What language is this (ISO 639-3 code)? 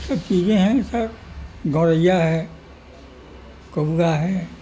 urd